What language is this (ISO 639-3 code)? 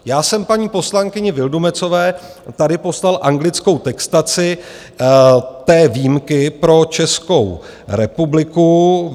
ces